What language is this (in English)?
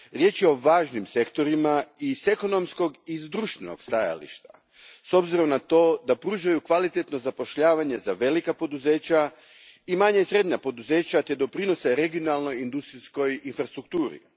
Croatian